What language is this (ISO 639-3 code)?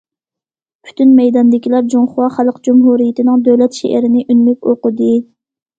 uig